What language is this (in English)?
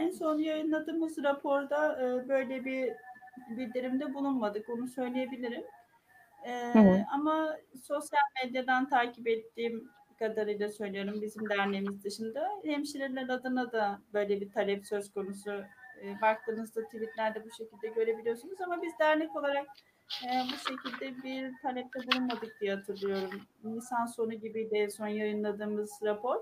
Turkish